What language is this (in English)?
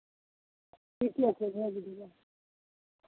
Maithili